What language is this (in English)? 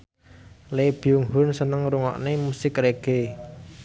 Javanese